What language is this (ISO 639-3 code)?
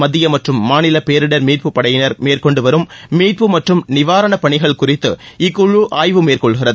tam